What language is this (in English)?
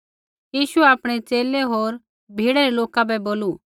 Kullu Pahari